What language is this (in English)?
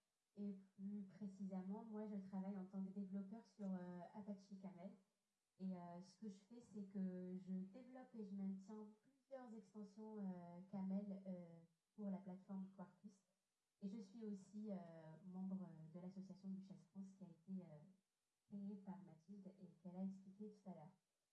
French